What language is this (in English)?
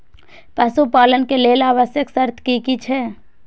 Maithili